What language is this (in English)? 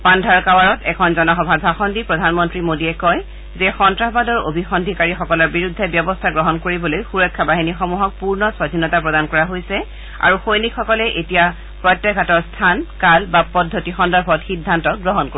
Assamese